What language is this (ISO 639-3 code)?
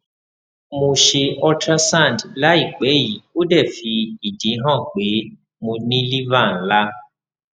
yor